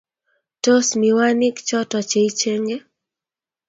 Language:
Kalenjin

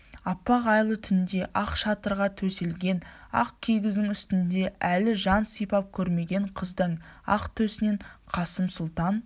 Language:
Kazakh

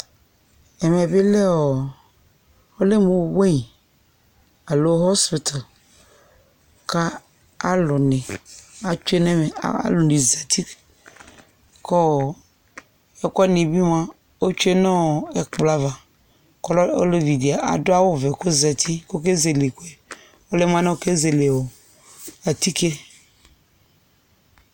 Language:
Ikposo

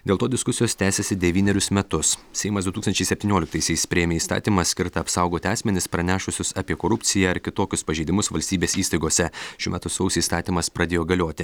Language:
Lithuanian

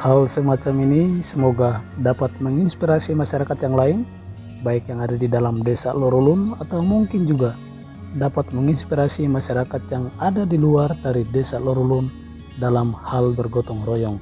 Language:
Indonesian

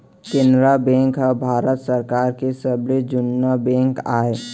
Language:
Chhattisgarhi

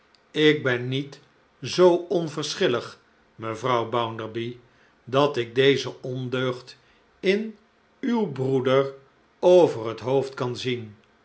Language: Dutch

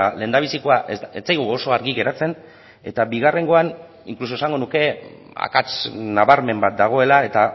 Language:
Basque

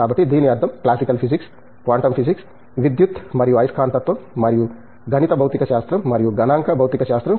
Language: Telugu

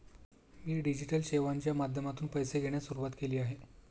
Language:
Marathi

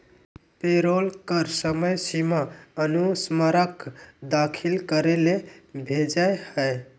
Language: Magahi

